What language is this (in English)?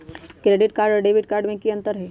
Magahi